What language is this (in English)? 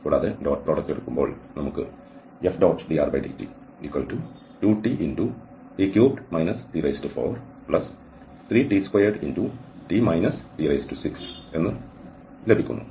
Malayalam